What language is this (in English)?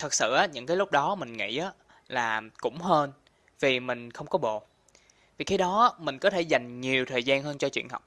Vietnamese